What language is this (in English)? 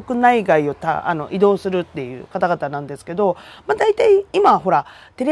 Japanese